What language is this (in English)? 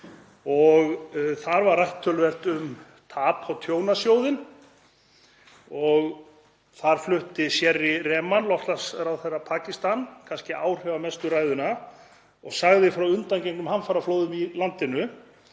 Icelandic